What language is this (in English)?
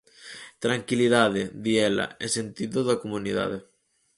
Galician